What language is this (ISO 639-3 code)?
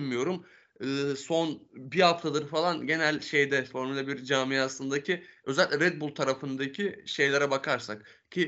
tur